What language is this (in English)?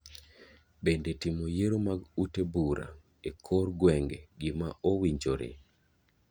Luo (Kenya and Tanzania)